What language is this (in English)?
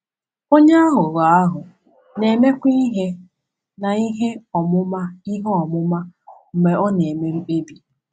Igbo